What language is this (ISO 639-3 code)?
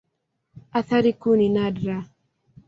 swa